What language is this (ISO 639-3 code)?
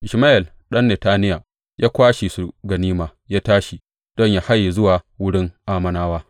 hau